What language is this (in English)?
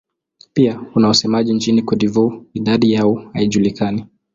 Swahili